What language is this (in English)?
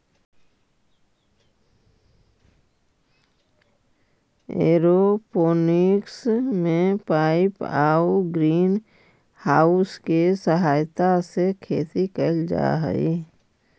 Magahi